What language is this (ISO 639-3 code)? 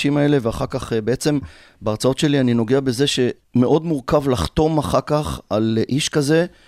heb